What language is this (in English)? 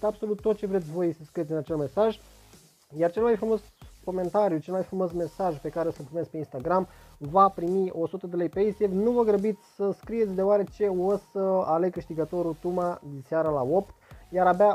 Romanian